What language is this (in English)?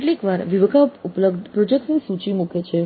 Gujarati